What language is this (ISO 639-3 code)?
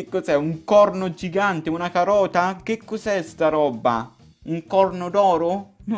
ita